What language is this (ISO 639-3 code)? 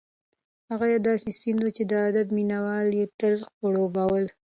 pus